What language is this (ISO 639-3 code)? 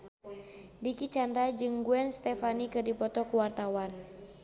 sun